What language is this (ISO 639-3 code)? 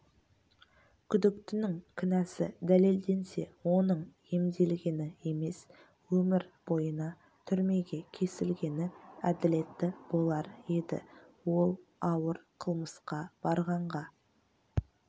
kaz